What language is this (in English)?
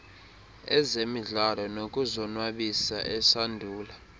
Xhosa